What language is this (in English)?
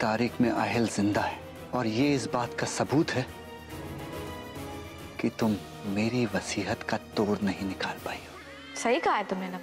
Italian